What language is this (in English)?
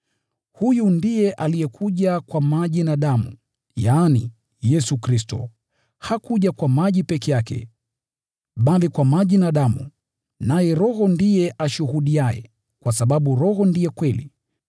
Swahili